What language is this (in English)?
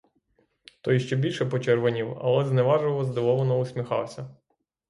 Ukrainian